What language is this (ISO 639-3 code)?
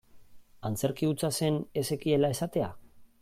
eus